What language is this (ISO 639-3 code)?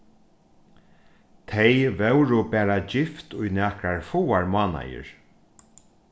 fao